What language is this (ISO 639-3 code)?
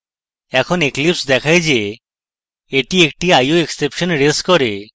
ben